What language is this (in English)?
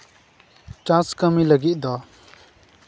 Santali